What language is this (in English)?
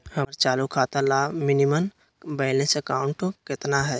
Magahi